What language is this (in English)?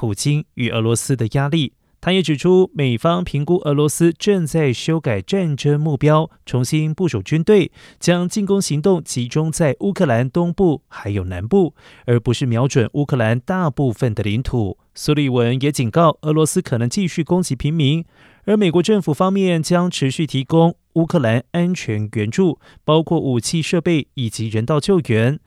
Chinese